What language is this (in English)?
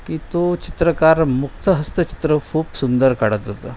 Marathi